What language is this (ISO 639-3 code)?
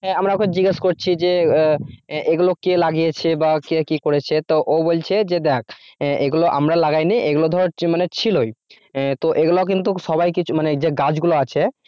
ben